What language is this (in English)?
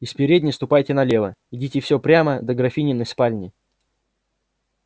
Russian